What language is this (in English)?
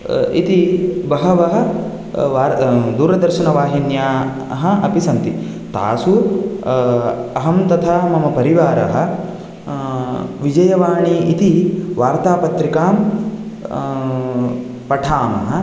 Sanskrit